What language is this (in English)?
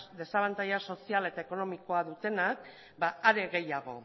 Basque